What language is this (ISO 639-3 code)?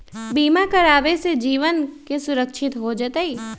mag